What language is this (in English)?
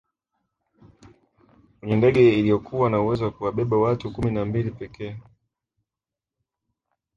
Swahili